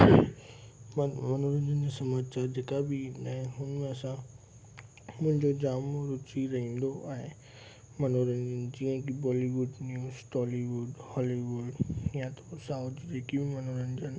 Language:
Sindhi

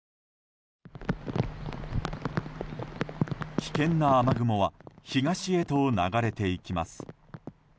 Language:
Japanese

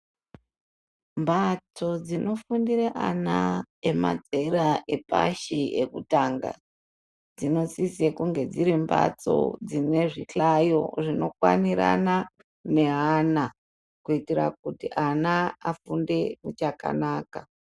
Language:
Ndau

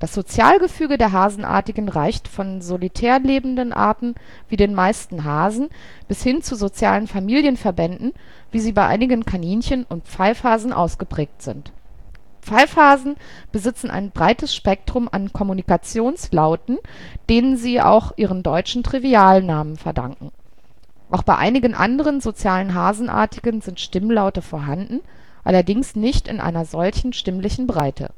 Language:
German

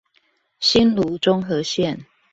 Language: Chinese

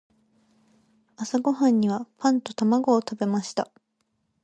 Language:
Japanese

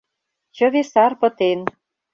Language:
Mari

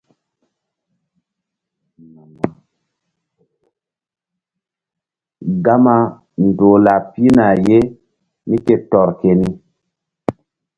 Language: Mbum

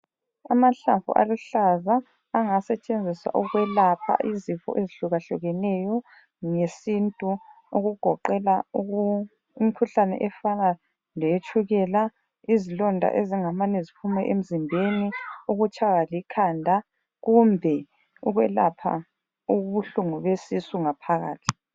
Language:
North Ndebele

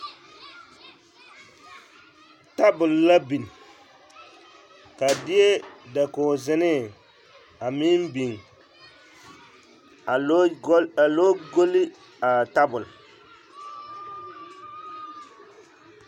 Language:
Southern Dagaare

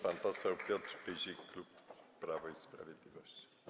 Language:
Polish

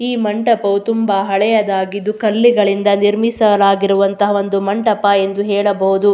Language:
Kannada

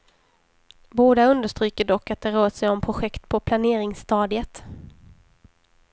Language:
Swedish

